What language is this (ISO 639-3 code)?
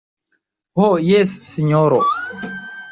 epo